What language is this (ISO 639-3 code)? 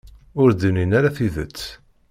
kab